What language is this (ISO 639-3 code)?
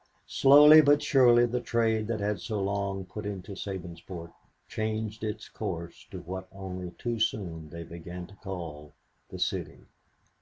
eng